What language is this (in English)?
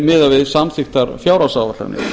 Icelandic